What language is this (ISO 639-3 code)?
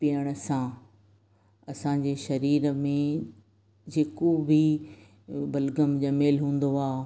snd